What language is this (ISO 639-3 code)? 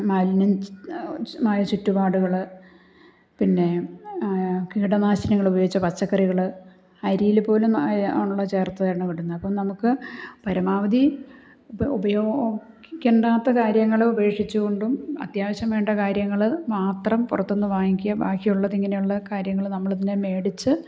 mal